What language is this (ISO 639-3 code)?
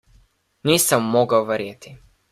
slv